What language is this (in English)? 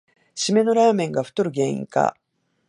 Japanese